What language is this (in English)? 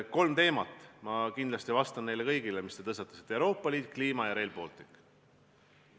Estonian